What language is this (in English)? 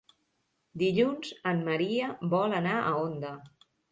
Catalan